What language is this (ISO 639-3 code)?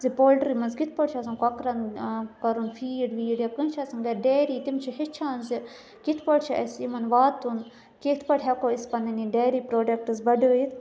kas